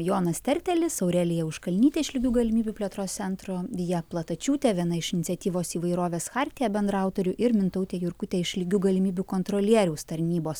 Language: Lithuanian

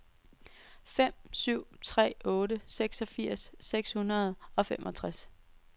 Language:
Danish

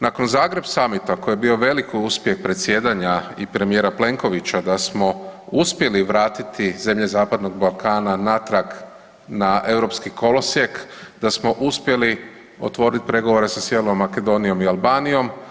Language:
Croatian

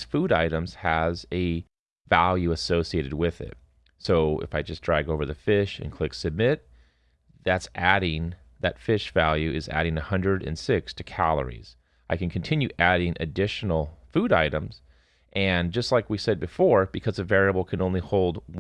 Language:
English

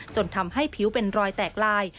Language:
Thai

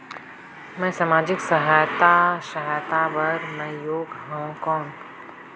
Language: Chhattisgarhi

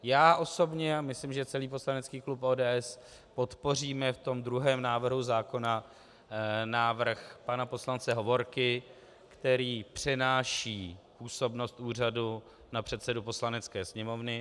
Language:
Czech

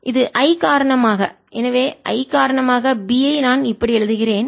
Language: Tamil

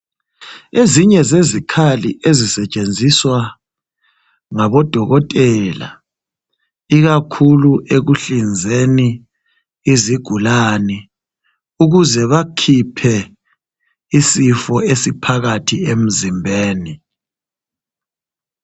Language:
North Ndebele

